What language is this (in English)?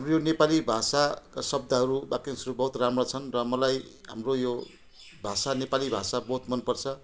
Nepali